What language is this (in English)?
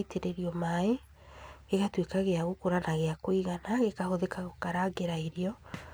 Kikuyu